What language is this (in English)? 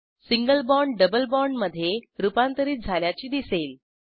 Marathi